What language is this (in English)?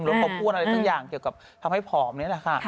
Thai